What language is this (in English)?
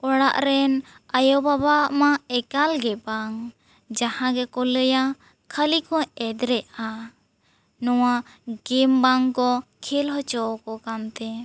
Santali